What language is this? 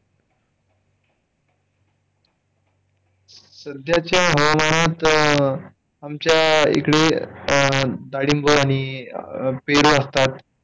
Marathi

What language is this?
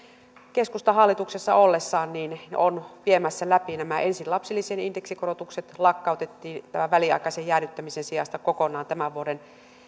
Finnish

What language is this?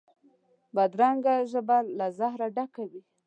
Pashto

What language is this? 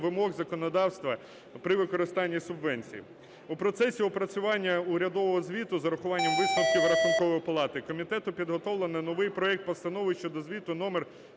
Ukrainian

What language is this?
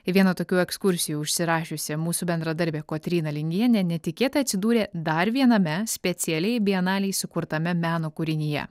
Lithuanian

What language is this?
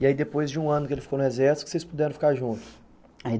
Portuguese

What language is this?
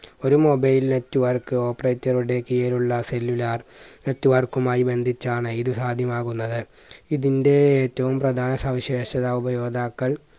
Malayalam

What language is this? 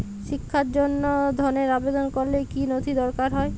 Bangla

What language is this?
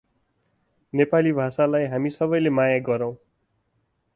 Nepali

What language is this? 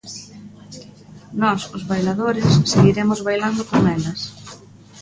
Galician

